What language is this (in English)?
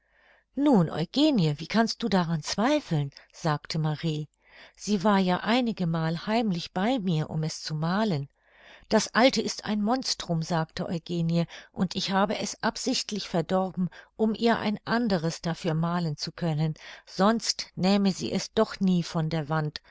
German